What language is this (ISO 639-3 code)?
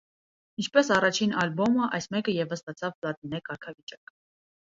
hye